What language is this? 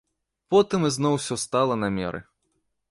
Belarusian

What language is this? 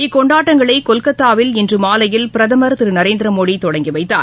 Tamil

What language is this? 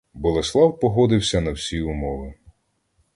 Ukrainian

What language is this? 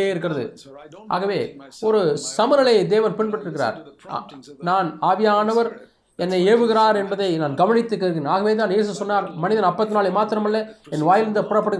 Tamil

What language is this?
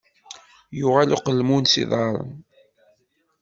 Kabyle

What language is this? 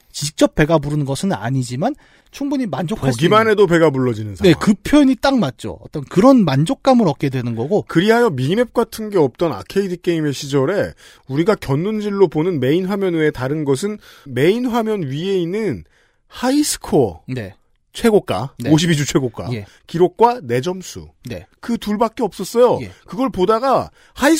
Korean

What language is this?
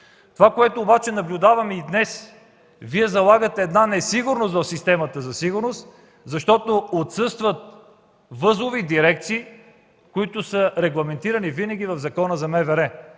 Bulgarian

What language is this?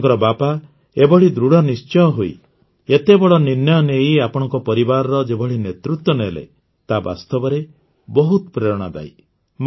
Odia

